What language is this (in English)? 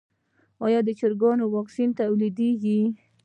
Pashto